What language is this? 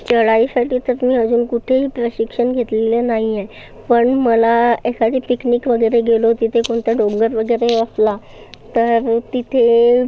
Marathi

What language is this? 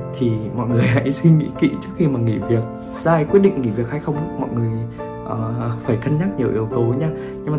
Vietnamese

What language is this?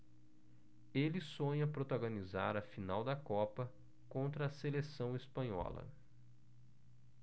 Portuguese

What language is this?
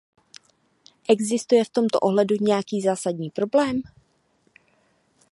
Czech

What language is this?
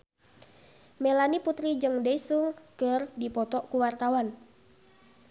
Sundanese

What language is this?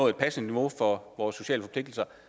Danish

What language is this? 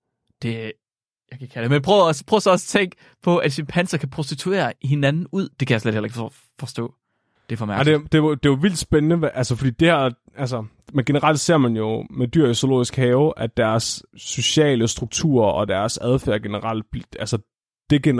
Danish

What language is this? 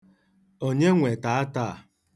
Igbo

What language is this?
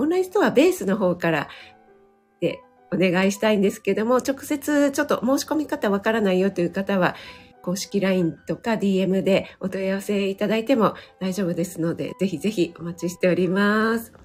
Japanese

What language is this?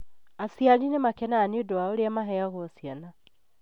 Kikuyu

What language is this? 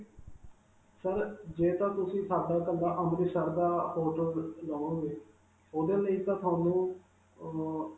Punjabi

